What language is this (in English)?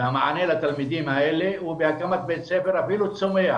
Hebrew